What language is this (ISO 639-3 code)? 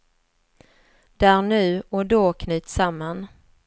swe